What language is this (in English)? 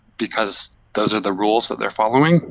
English